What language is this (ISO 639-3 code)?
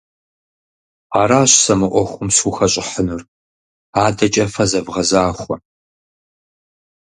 kbd